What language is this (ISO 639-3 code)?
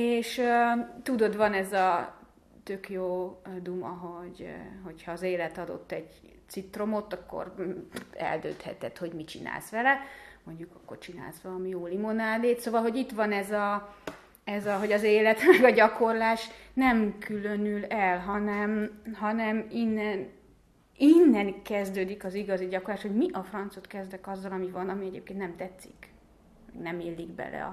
hun